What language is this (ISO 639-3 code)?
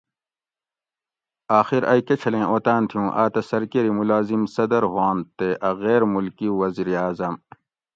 gwc